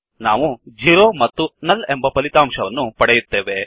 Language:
Kannada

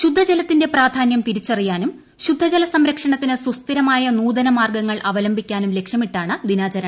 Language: Malayalam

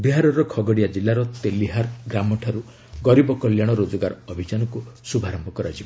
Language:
Odia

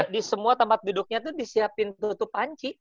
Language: Indonesian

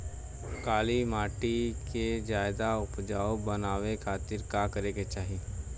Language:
Bhojpuri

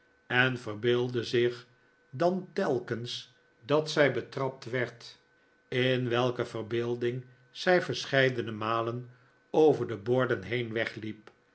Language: Dutch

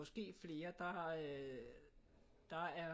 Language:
Danish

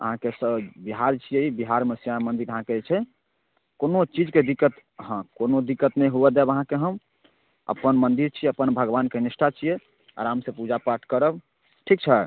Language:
Maithili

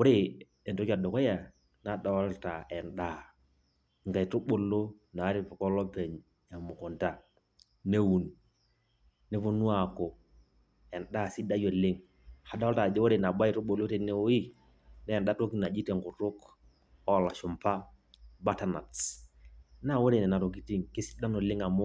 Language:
Masai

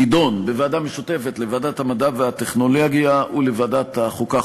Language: Hebrew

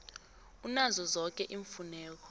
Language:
South Ndebele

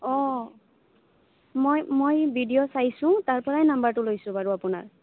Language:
Assamese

